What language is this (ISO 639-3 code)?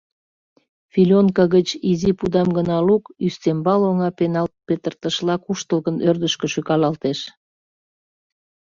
chm